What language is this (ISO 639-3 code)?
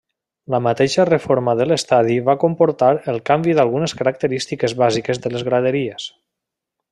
cat